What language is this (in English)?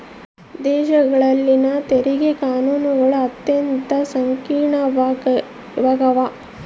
Kannada